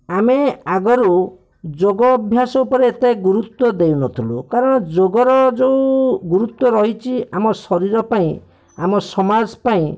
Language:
Odia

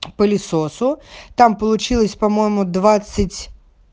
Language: Russian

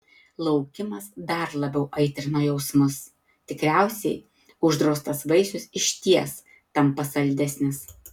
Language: Lithuanian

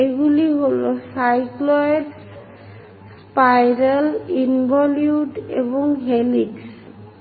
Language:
Bangla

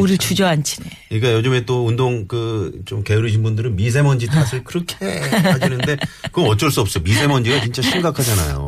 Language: Korean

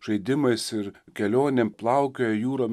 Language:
Lithuanian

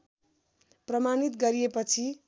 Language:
Nepali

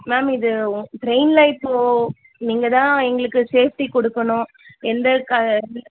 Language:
Tamil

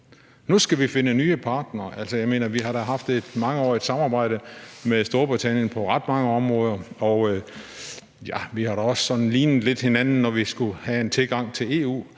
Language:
Danish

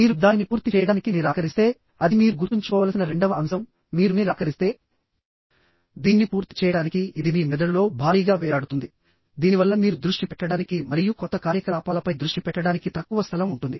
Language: Telugu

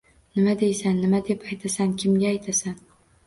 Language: Uzbek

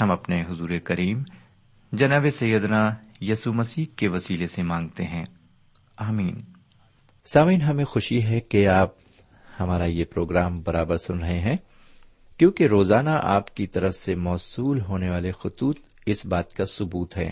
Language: Urdu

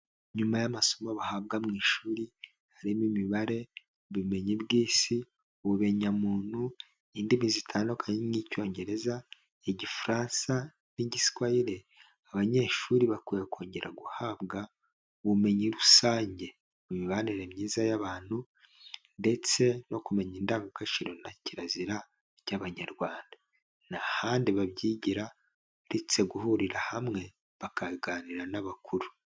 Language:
Kinyarwanda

